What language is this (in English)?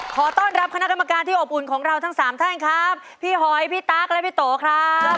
Thai